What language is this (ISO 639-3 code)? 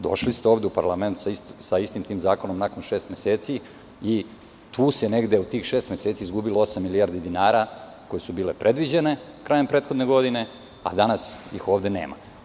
srp